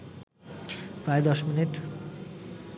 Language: Bangla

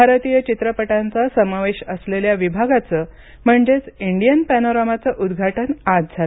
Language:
Marathi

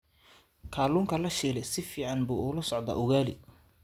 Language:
Somali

